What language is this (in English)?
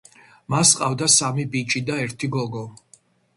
Georgian